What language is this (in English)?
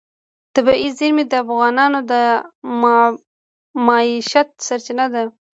Pashto